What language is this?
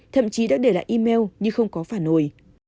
Vietnamese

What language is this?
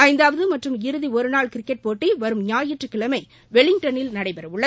Tamil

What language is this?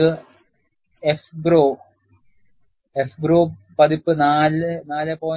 Malayalam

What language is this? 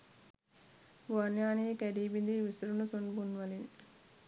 Sinhala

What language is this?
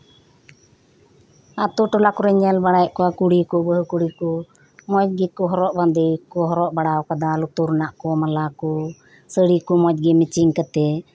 Santali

